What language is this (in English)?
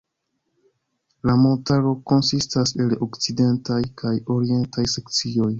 Esperanto